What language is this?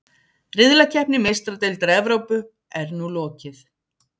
Icelandic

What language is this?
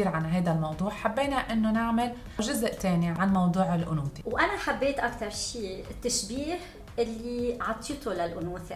Arabic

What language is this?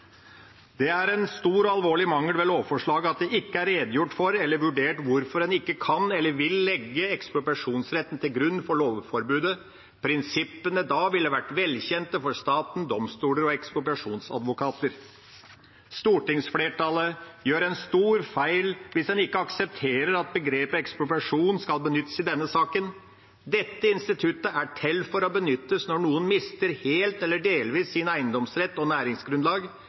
Norwegian Bokmål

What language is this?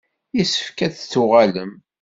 Kabyle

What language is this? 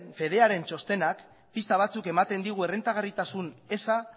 Basque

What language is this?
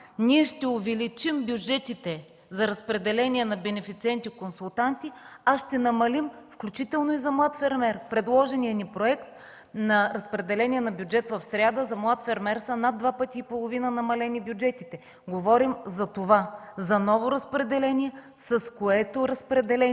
Bulgarian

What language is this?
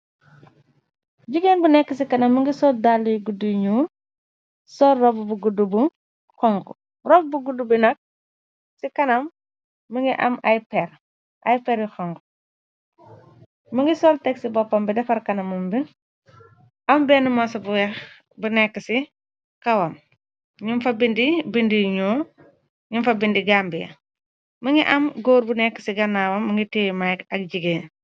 Wolof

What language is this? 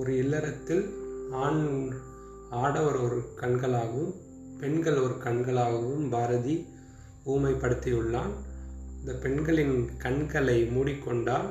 Tamil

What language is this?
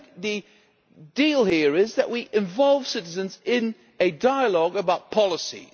English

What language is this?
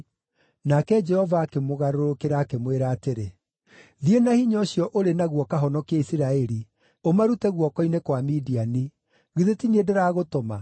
Kikuyu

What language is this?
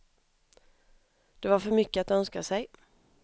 Swedish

